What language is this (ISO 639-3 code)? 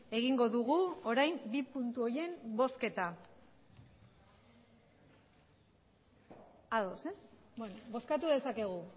eus